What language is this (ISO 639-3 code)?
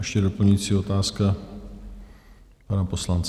ces